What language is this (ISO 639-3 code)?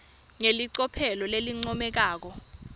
ssw